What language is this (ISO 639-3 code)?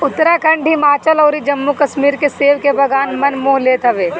bho